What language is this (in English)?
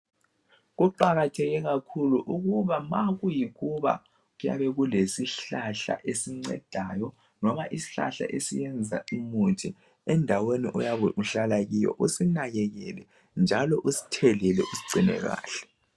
North Ndebele